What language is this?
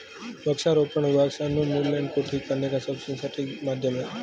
Hindi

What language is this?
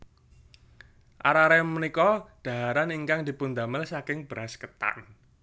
Javanese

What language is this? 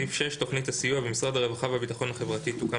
Hebrew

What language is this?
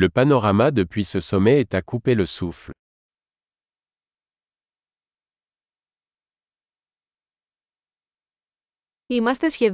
Greek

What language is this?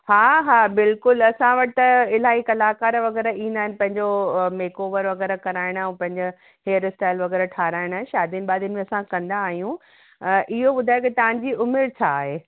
Sindhi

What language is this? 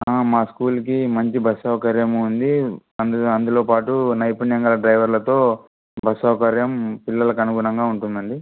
Telugu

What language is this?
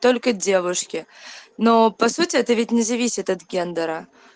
Russian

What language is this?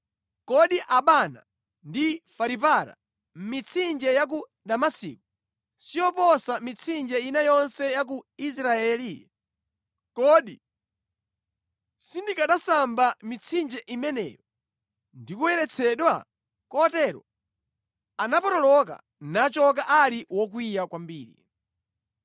Nyanja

